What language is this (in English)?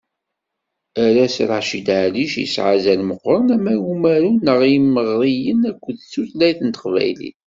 Kabyle